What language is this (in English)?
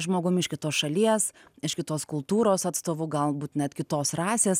Lithuanian